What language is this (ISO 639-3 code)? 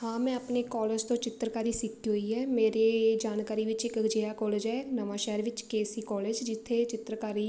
pan